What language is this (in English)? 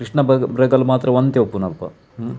Tulu